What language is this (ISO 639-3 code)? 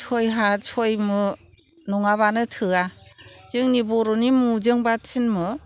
brx